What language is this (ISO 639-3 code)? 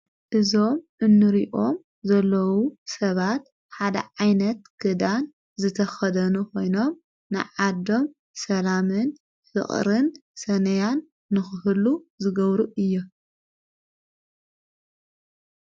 tir